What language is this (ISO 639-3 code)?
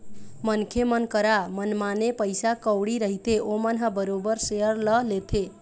hne